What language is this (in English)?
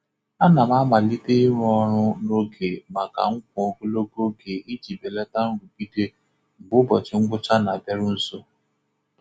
Igbo